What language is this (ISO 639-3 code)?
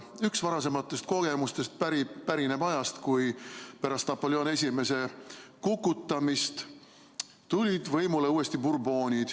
est